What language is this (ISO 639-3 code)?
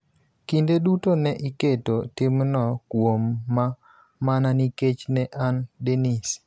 luo